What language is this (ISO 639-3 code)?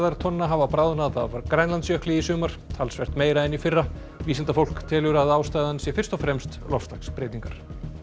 isl